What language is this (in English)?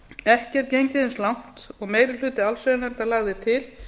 Icelandic